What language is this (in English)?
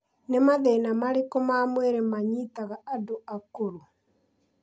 Kikuyu